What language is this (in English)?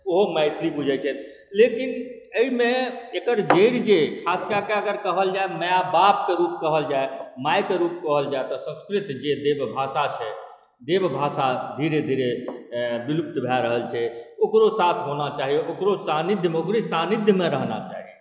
Maithili